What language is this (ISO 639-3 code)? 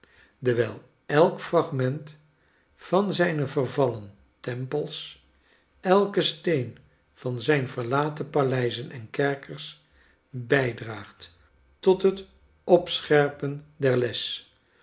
nld